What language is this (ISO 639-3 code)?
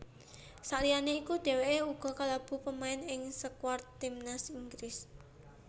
jav